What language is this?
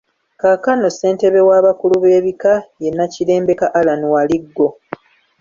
Ganda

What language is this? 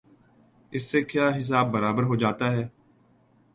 Urdu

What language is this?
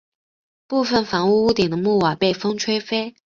Chinese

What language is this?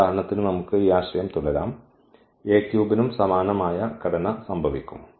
Malayalam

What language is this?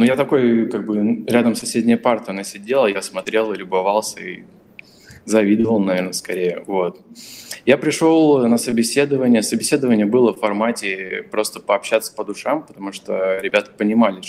Russian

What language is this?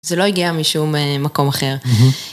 Hebrew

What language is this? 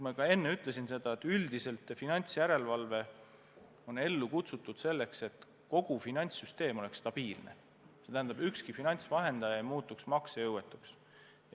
Estonian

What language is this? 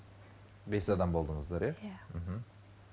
Kazakh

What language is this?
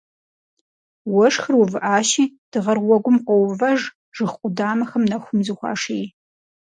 Kabardian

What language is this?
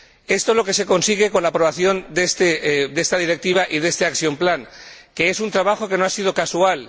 Spanish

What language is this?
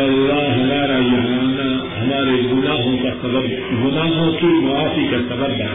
Urdu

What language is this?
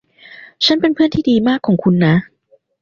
Thai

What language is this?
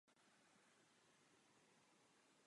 Czech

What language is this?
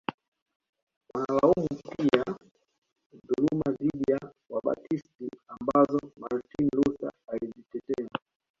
Swahili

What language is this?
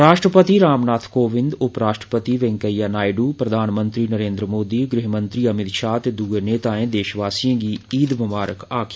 Dogri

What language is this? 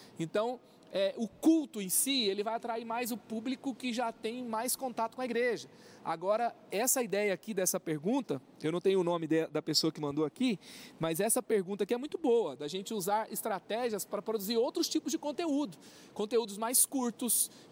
Portuguese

